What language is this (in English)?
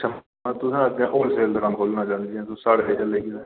Dogri